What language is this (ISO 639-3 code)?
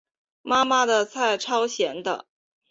zho